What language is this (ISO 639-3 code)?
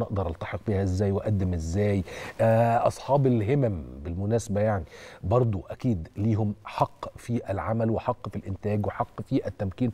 ara